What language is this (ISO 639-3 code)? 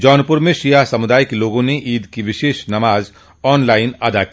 hin